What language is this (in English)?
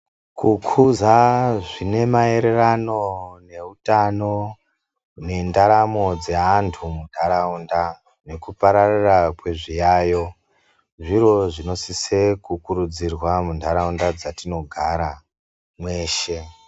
Ndau